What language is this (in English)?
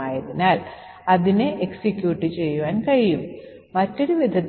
Malayalam